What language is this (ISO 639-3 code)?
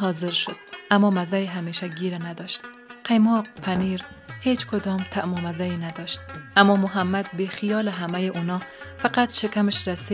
fas